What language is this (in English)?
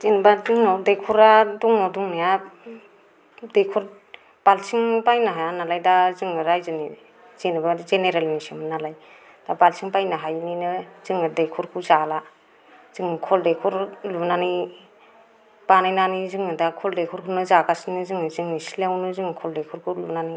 Bodo